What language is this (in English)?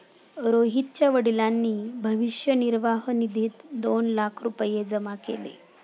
Marathi